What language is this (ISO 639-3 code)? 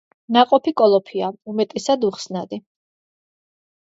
kat